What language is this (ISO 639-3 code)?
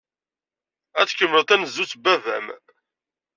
kab